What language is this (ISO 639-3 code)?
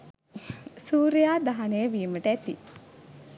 sin